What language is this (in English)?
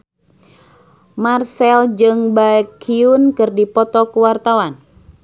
Sundanese